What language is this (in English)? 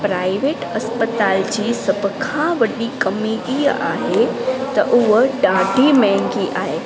Sindhi